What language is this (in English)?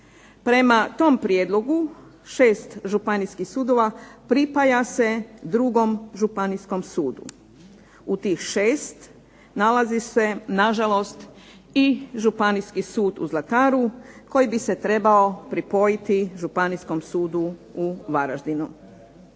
Croatian